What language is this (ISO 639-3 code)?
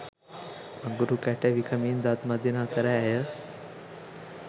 sin